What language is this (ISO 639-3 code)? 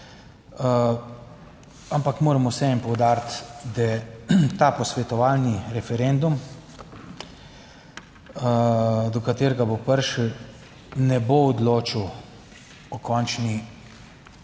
slv